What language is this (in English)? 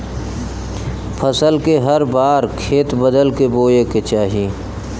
Bhojpuri